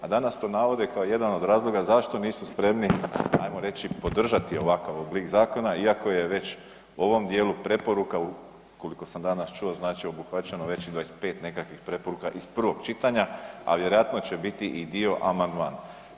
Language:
Croatian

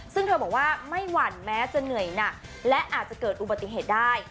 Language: Thai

